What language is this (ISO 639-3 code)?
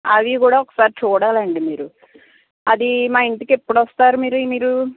tel